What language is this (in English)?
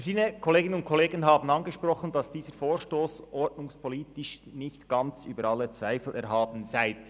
Swiss German